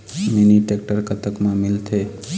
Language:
Chhattisgarhi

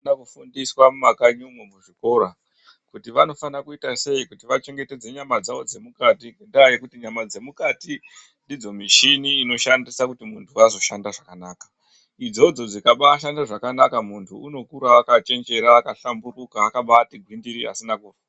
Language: Ndau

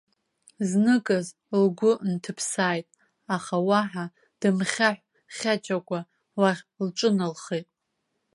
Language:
Abkhazian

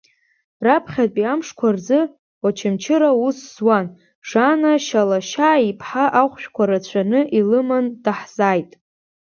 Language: Abkhazian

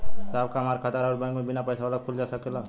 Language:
Bhojpuri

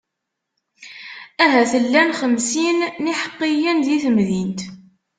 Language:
Kabyle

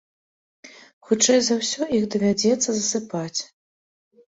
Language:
Belarusian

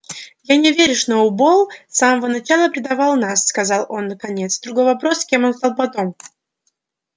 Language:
Russian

